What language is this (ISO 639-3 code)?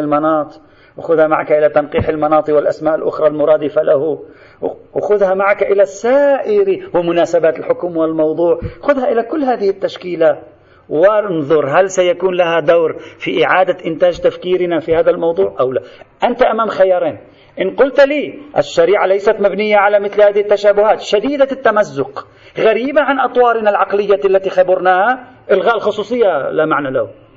ara